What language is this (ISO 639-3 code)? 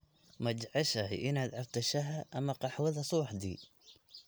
som